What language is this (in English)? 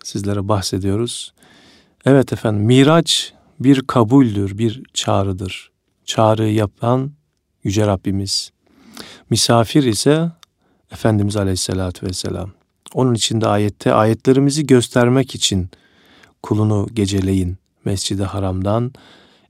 Turkish